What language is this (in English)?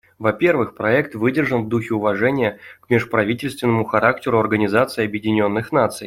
Russian